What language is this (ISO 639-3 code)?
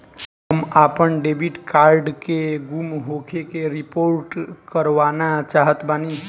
bho